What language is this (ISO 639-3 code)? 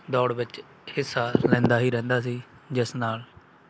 pan